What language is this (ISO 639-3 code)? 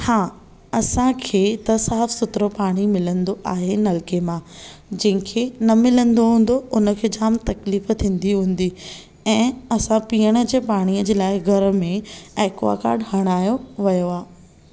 snd